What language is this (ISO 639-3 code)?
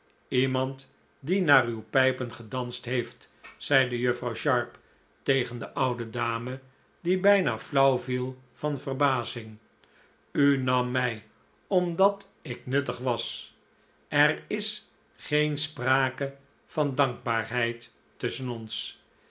nld